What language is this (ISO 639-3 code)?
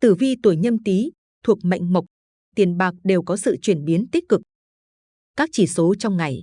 vie